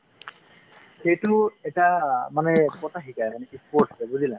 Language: Assamese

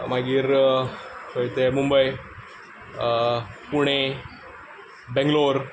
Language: Konkani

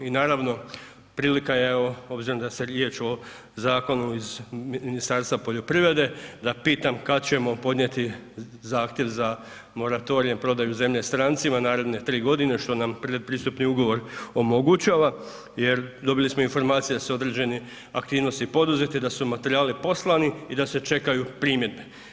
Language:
Croatian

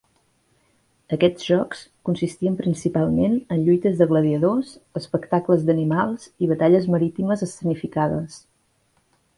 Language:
Catalan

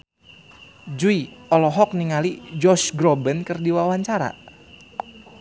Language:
Sundanese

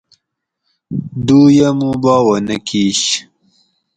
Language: Gawri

